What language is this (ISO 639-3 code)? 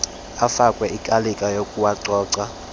xho